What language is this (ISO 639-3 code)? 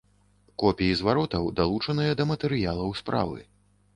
bel